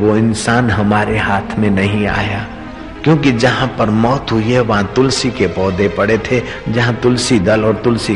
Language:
Hindi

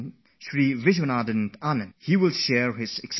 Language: English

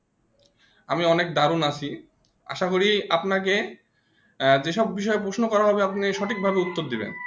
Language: Bangla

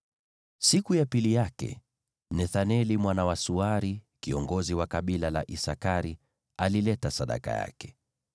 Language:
Swahili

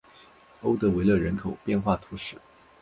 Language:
Chinese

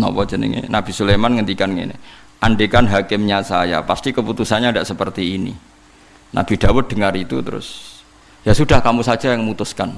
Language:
Indonesian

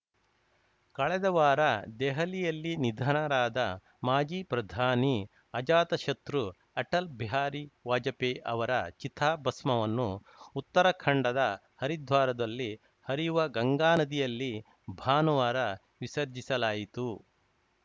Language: Kannada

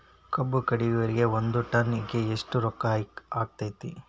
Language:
Kannada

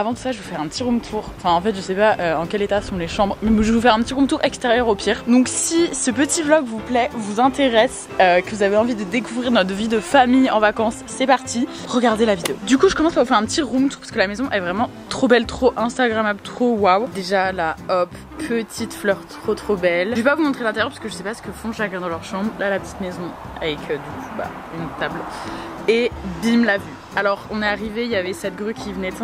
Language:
French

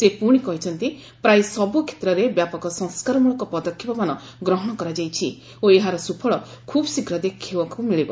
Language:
Odia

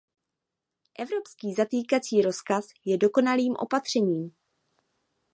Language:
Czech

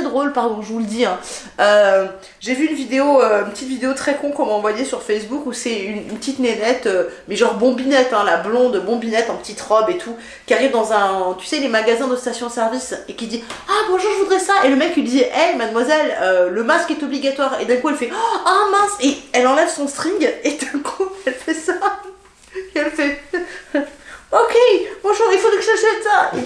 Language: French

